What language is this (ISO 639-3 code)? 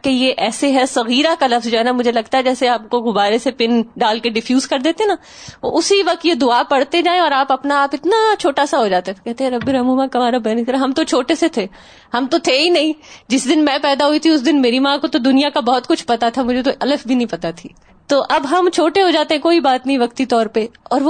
urd